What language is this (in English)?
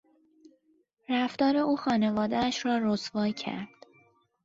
Persian